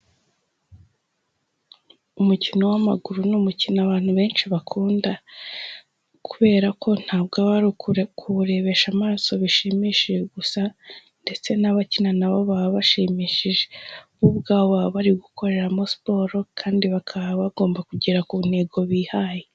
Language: Kinyarwanda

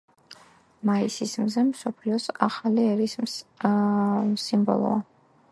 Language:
Georgian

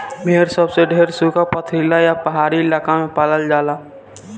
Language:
Bhojpuri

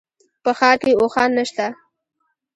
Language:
Pashto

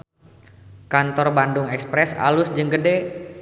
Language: Sundanese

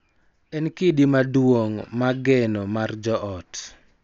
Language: Luo (Kenya and Tanzania)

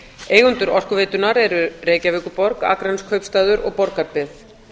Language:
Icelandic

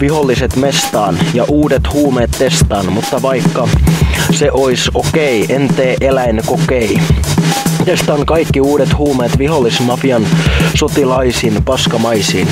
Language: Finnish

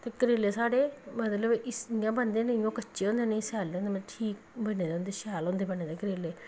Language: Dogri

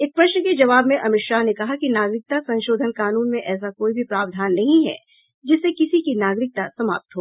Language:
Hindi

